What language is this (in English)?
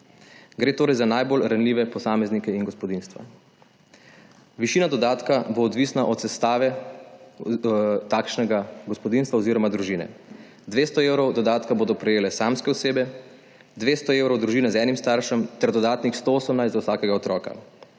Slovenian